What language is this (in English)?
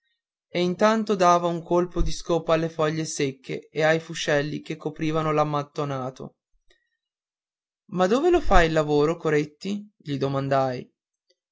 Italian